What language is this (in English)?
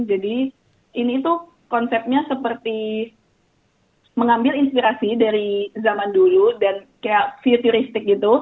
Indonesian